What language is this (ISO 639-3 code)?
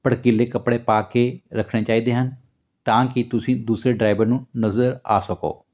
pan